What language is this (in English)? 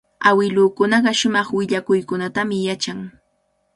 Cajatambo North Lima Quechua